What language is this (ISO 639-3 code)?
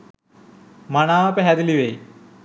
sin